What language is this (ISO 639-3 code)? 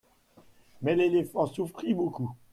fra